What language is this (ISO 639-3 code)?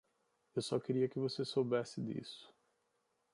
por